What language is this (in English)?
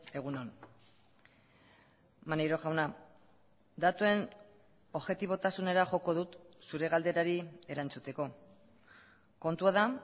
Basque